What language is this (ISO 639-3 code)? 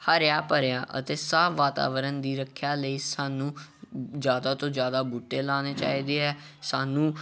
pan